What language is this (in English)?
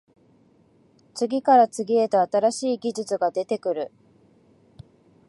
Japanese